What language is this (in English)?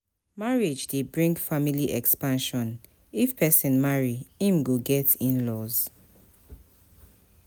Nigerian Pidgin